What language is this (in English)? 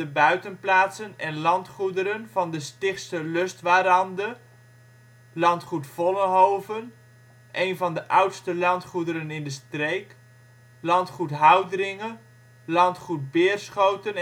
Dutch